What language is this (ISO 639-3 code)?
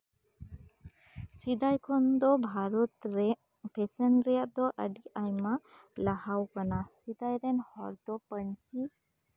sat